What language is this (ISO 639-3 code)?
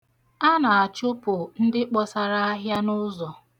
ibo